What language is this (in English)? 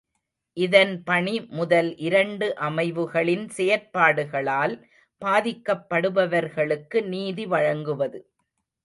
Tamil